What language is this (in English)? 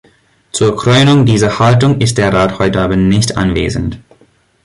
German